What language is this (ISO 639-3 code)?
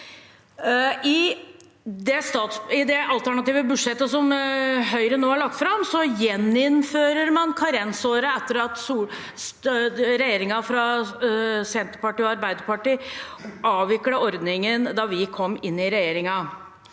nor